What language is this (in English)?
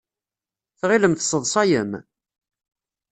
Kabyle